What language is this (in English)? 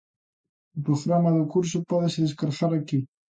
Galician